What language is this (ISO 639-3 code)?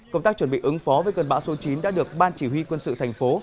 vie